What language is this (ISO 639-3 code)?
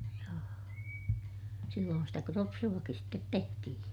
fin